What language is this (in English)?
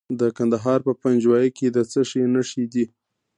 Pashto